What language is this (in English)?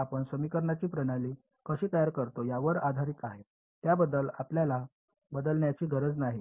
Marathi